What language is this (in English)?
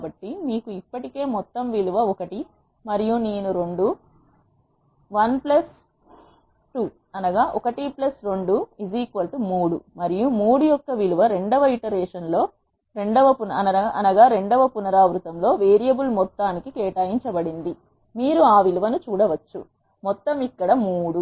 Telugu